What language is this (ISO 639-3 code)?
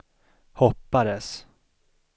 swe